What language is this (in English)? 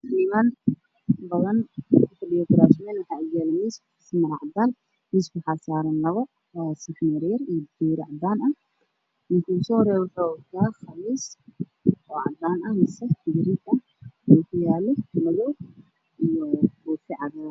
Somali